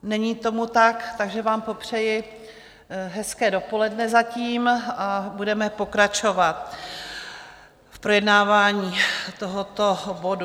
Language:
Czech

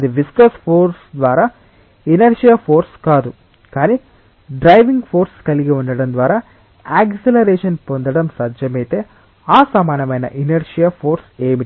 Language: Telugu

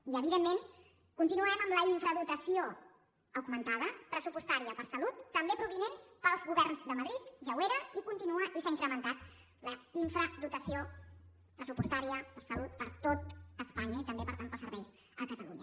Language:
Catalan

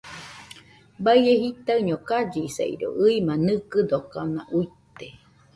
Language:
Nüpode Huitoto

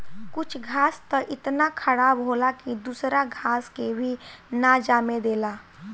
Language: Bhojpuri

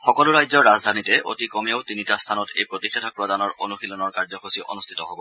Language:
Assamese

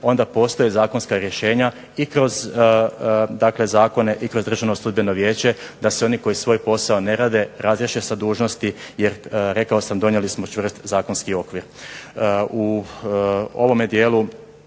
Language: Croatian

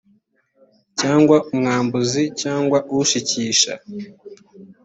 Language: Kinyarwanda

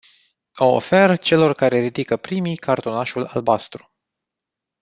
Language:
Romanian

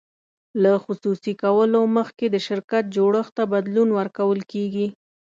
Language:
Pashto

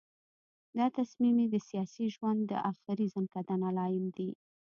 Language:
Pashto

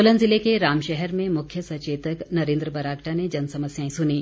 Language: Hindi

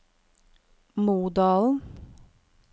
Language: Norwegian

